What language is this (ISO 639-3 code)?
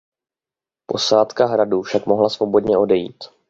ces